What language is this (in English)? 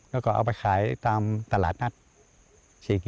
Thai